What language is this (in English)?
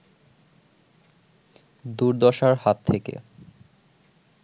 Bangla